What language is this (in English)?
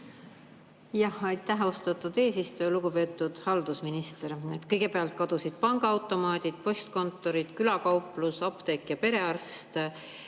Estonian